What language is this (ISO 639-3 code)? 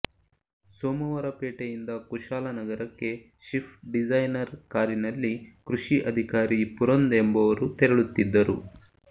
kan